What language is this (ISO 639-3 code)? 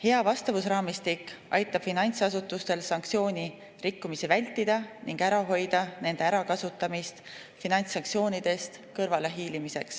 est